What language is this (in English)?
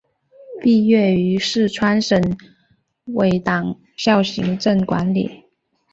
Chinese